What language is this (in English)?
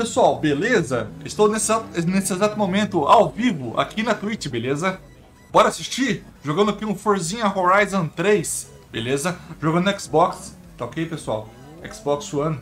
Portuguese